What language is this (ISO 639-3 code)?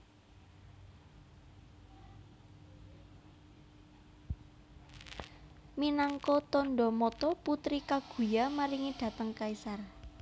jav